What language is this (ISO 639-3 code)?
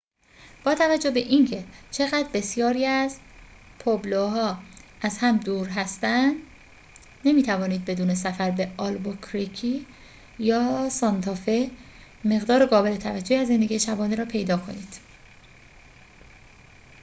fas